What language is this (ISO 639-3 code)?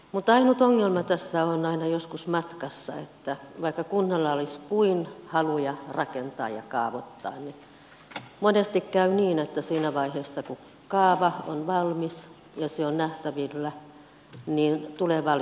fin